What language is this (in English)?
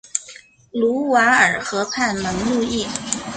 Chinese